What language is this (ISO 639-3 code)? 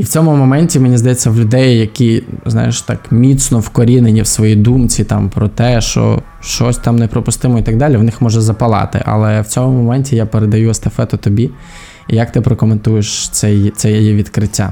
ukr